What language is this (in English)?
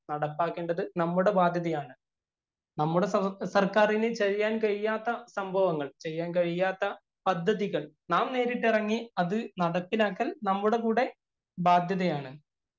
Malayalam